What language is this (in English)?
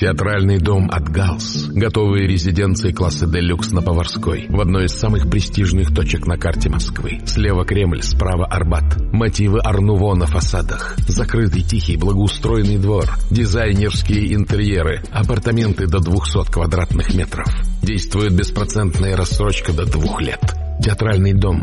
Russian